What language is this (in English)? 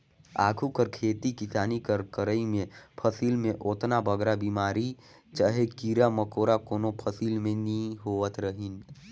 Chhattisgarhi